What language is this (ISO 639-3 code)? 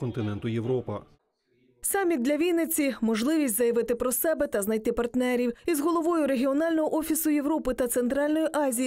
ukr